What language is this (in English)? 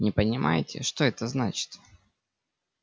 Russian